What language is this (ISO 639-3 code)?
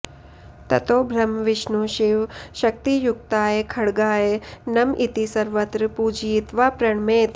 san